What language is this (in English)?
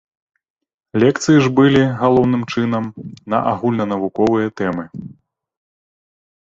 Belarusian